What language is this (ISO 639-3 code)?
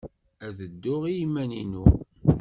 kab